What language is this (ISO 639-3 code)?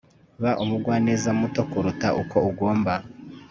kin